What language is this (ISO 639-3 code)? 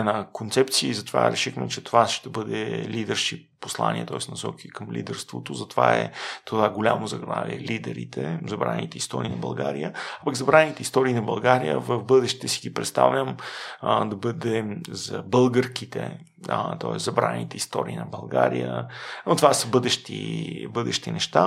bul